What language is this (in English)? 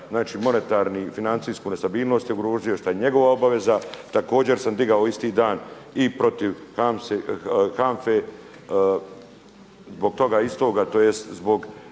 Croatian